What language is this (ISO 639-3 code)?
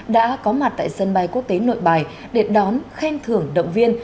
vie